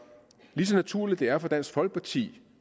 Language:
Danish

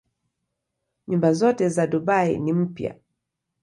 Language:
Swahili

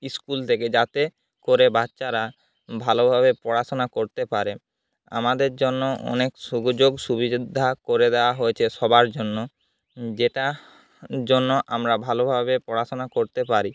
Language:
Bangla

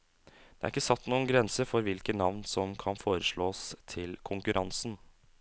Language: Norwegian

